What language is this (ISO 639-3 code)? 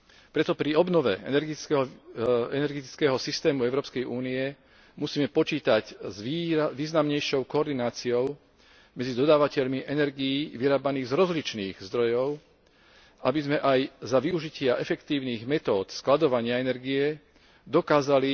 slk